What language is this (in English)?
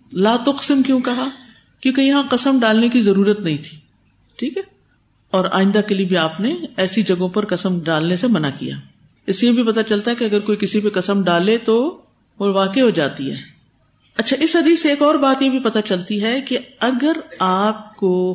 Urdu